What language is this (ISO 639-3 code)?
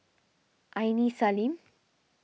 eng